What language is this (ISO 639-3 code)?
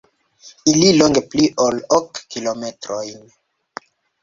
epo